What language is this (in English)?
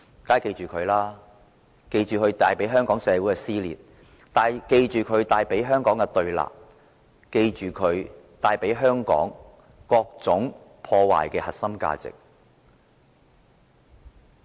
Cantonese